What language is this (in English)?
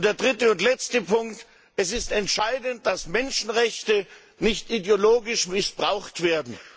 German